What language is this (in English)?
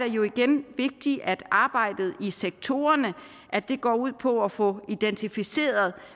Danish